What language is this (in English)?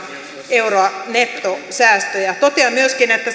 Finnish